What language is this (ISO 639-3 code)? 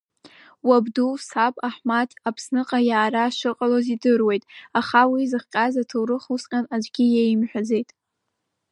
abk